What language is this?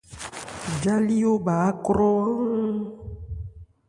Ebrié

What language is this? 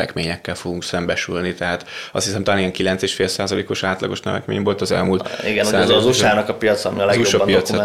Hungarian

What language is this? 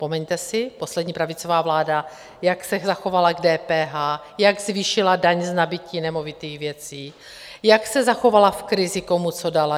Czech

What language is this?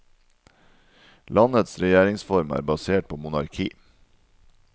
Norwegian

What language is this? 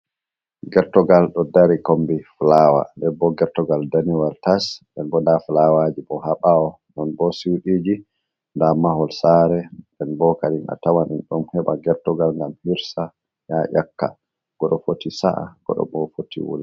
Fula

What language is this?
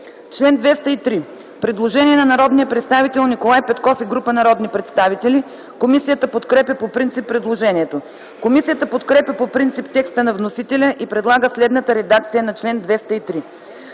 Bulgarian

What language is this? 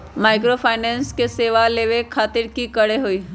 Magahi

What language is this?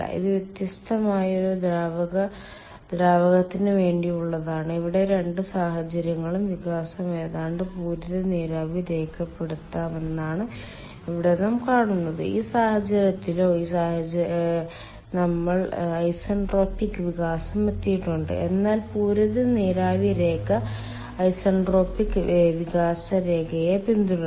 Malayalam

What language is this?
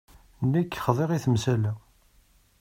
Kabyle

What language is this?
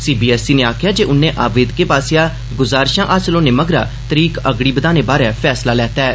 Dogri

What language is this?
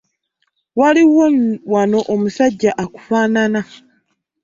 Ganda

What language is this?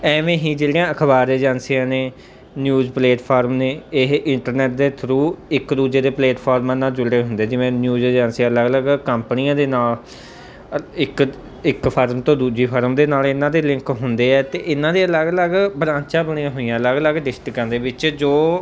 Punjabi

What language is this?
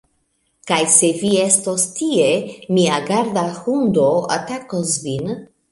Esperanto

